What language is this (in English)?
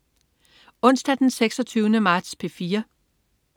Danish